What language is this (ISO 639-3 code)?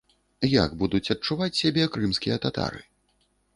bel